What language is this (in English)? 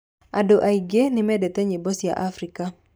Kikuyu